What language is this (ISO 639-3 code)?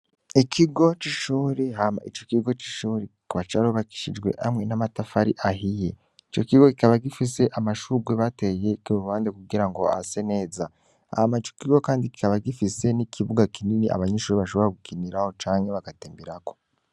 run